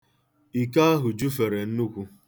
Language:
Igbo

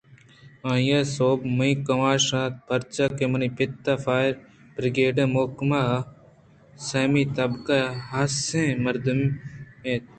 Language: Eastern Balochi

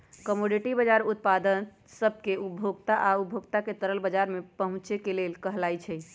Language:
Magahi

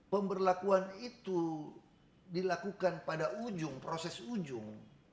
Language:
Indonesian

